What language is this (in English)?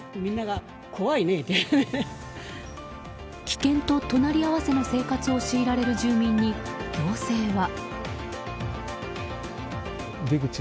Japanese